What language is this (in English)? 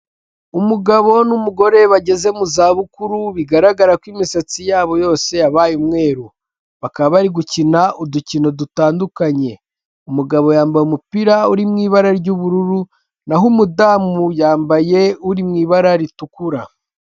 Kinyarwanda